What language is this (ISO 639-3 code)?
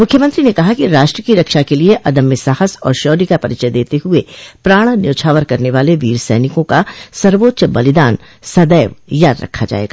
hin